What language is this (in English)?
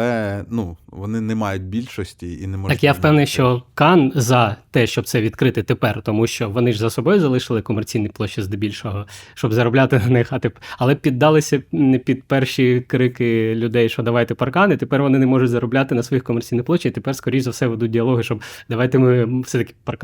Ukrainian